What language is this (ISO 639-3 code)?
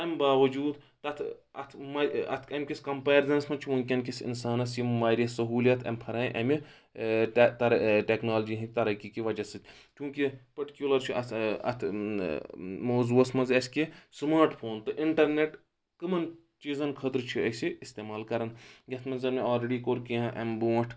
kas